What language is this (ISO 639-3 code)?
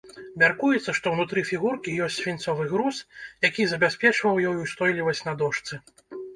bel